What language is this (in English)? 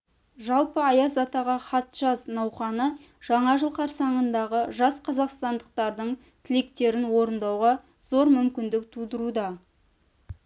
Kazakh